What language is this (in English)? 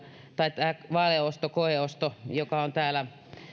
Finnish